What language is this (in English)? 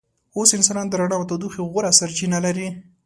Pashto